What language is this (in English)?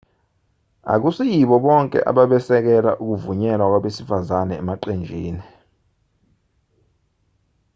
Zulu